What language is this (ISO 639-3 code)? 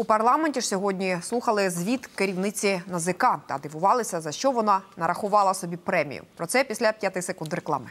ukr